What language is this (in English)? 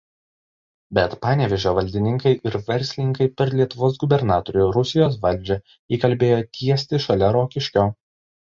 Lithuanian